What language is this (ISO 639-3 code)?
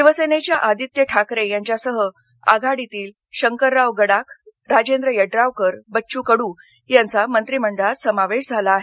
mar